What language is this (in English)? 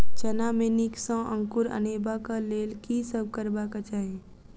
Maithili